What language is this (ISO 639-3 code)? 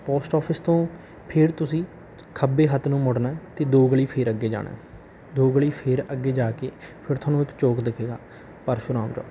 pan